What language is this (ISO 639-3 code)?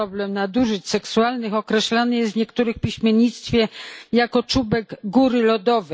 pol